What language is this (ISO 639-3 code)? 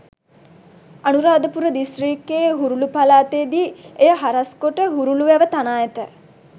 sin